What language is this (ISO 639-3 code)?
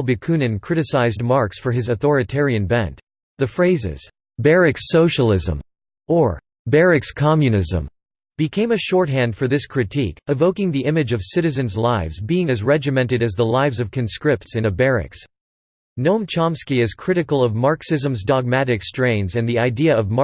eng